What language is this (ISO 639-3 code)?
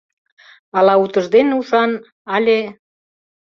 chm